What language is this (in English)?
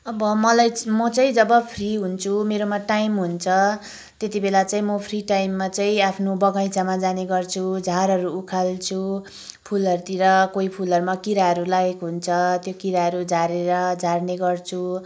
Nepali